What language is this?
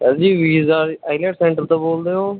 Punjabi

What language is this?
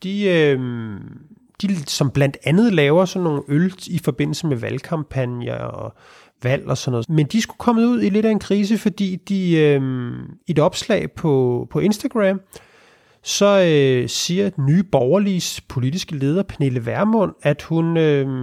Danish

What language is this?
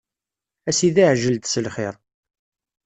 Kabyle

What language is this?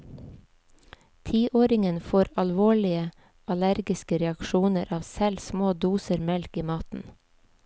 Norwegian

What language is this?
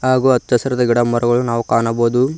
Kannada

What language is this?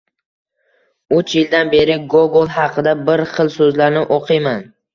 Uzbek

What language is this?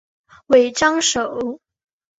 Chinese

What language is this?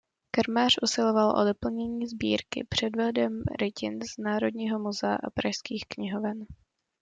Czech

